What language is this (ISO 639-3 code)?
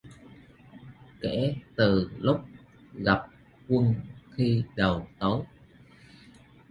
vie